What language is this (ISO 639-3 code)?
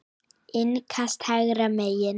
isl